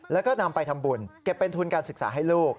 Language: Thai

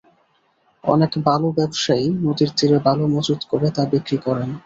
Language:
Bangla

